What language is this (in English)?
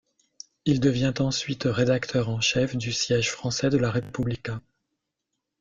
French